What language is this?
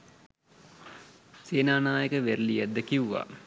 Sinhala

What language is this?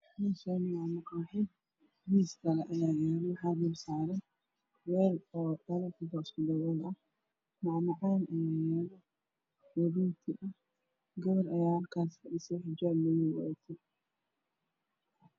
Somali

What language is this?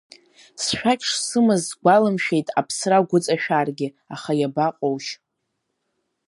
Abkhazian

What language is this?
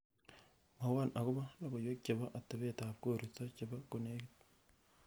Kalenjin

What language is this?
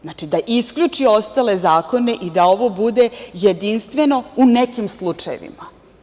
Serbian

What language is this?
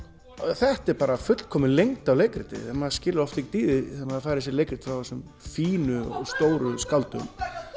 Icelandic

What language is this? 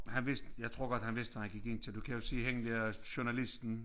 Danish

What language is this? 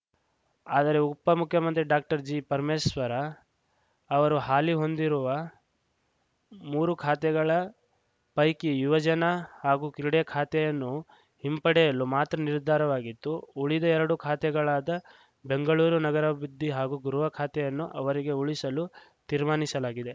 Kannada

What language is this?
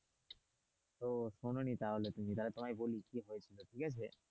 Bangla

